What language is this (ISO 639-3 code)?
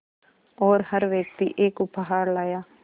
hin